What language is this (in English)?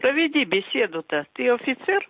Russian